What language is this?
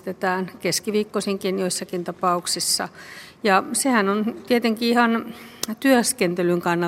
Finnish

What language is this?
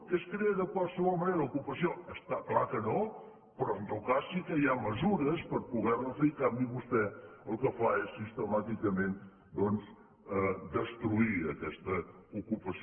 Catalan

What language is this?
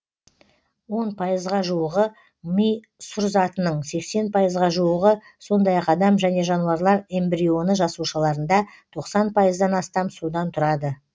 Kazakh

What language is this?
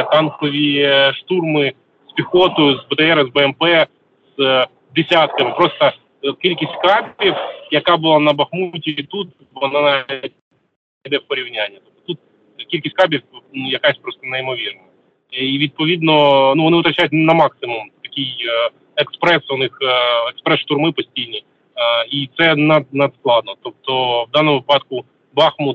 Ukrainian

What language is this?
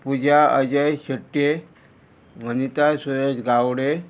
Konkani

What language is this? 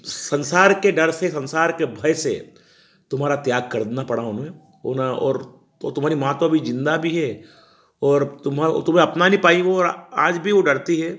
Hindi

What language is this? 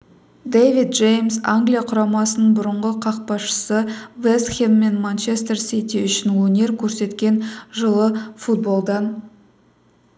Kazakh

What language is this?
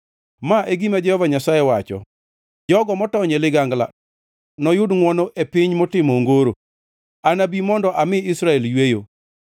Luo (Kenya and Tanzania)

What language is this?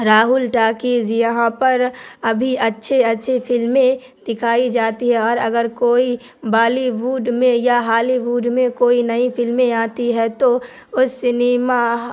Urdu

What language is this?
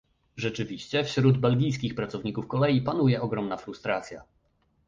Polish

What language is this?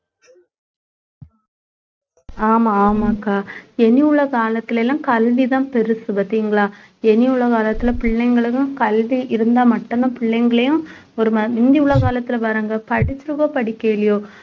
Tamil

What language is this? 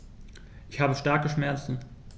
German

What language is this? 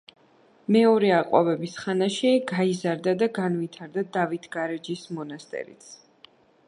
Georgian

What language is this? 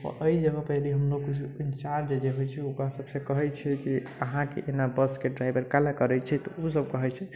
Maithili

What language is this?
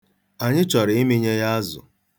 Igbo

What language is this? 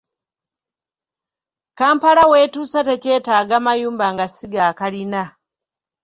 Ganda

